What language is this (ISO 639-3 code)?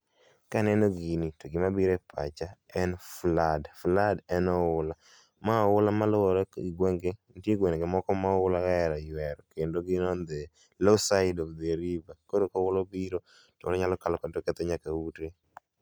luo